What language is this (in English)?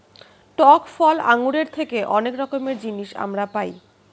Bangla